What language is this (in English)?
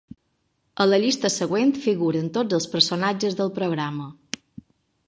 Catalan